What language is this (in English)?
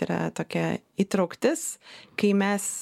Lithuanian